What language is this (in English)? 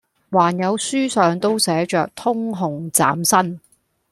Cantonese